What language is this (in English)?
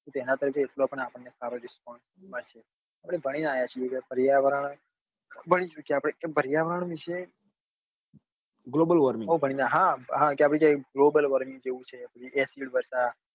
Gujarati